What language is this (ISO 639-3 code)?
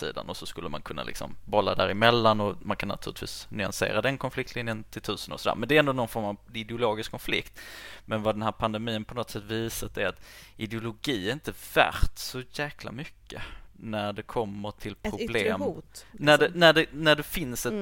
swe